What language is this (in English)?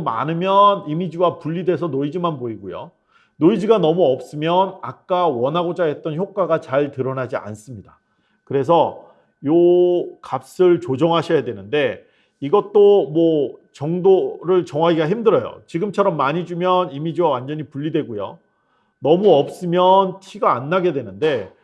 Korean